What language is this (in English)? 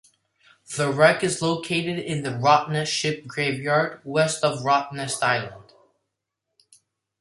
English